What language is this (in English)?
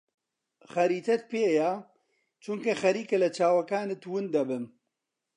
Central Kurdish